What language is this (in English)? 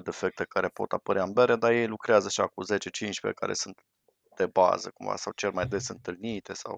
Romanian